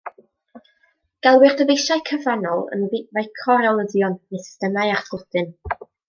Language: Welsh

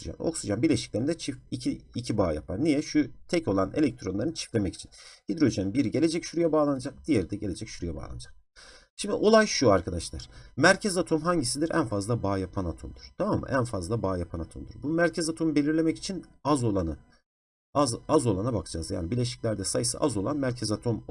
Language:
Turkish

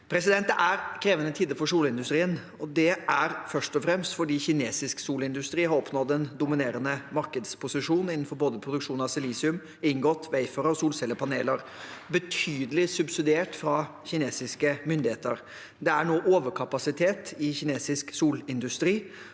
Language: Norwegian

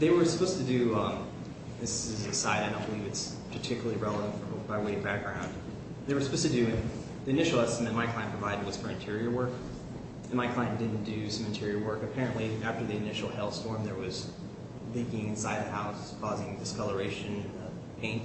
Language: English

